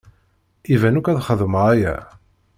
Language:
Kabyle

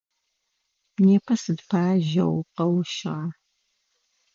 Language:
Adyghe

